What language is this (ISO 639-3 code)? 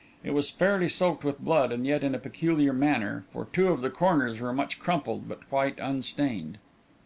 eng